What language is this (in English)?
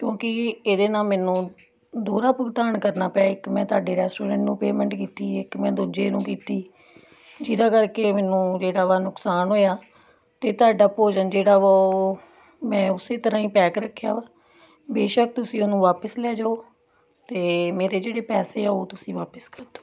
Punjabi